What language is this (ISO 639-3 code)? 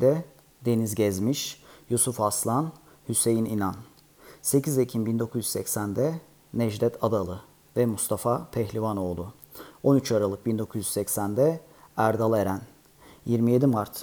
tur